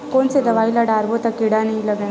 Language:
Chhattisgarhi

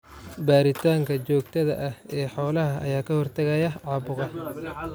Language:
Somali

